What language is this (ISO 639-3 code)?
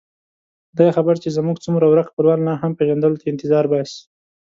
pus